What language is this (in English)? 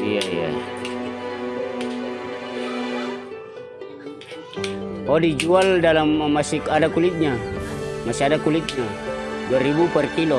Indonesian